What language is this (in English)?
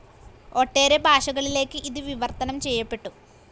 Malayalam